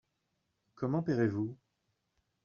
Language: French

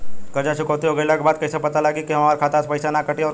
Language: Bhojpuri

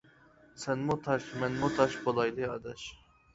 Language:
Uyghur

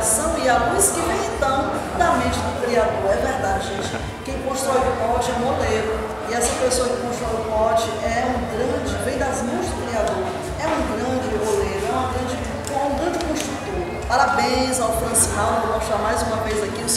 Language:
Portuguese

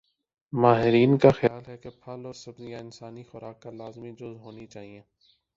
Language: Urdu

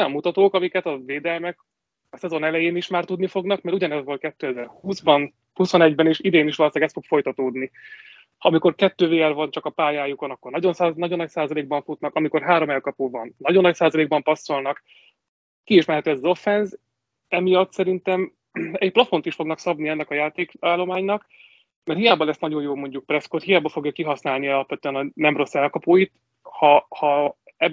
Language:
Hungarian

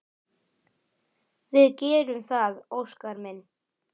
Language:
Icelandic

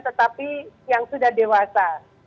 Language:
Indonesian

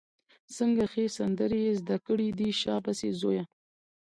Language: Pashto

